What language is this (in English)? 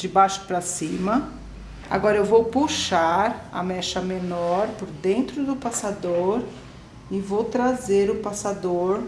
Portuguese